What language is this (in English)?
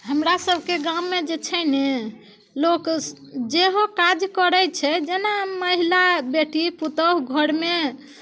Maithili